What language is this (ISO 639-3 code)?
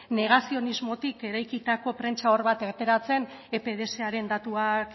eus